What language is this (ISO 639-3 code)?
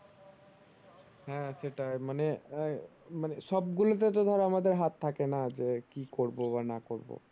ben